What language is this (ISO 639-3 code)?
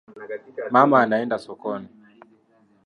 swa